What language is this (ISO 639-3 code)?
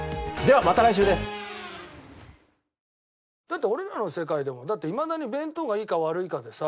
jpn